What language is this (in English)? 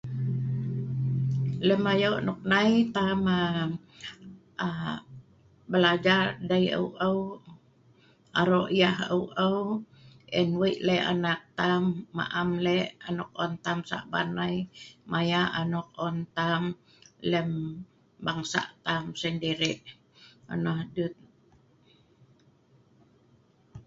Sa'ban